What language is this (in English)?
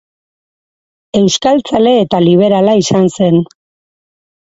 Basque